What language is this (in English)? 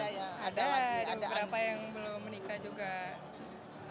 Indonesian